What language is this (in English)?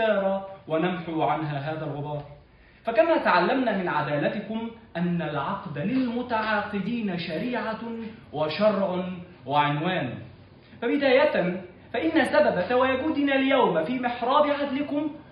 Arabic